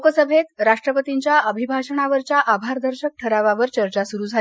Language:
Marathi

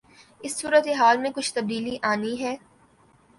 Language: Urdu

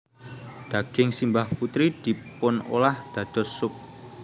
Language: Javanese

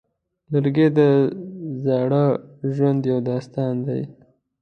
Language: Pashto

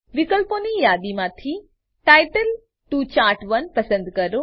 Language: Gujarati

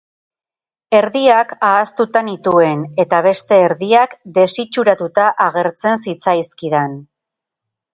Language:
Basque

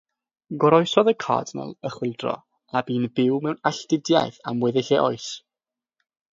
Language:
Welsh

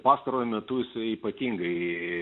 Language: Lithuanian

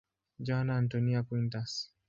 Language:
Swahili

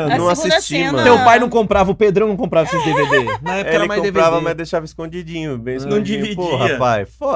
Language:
Portuguese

